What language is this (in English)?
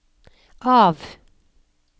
Norwegian